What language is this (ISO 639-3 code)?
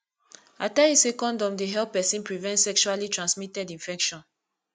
pcm